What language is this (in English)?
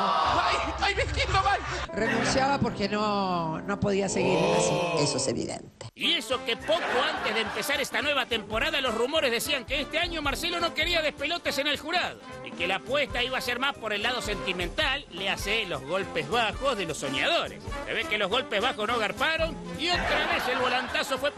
Spanish